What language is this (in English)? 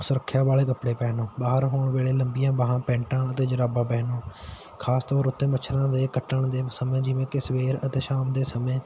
Punjabi